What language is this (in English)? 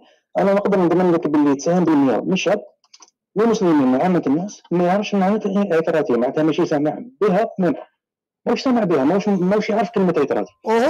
Arabic